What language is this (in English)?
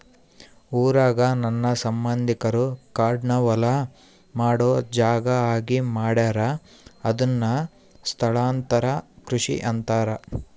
Kannada